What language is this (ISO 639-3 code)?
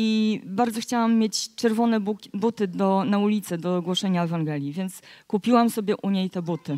pol